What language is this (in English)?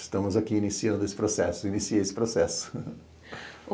Portuguese